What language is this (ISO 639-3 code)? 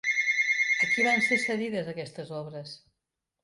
cat